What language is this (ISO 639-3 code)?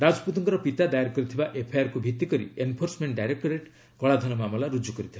ori